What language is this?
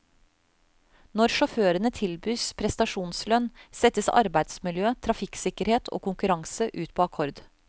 Norwegian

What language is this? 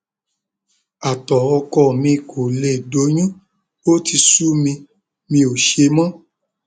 Yoruba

